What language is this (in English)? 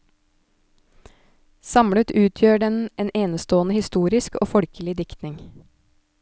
Norwegian